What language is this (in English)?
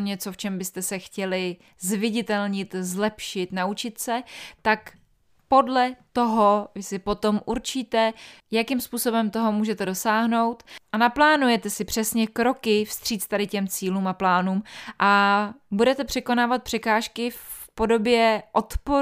Czech